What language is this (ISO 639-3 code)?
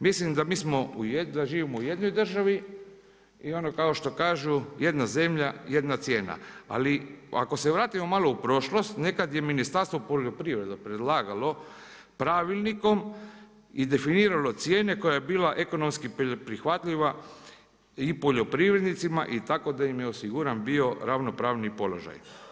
hrv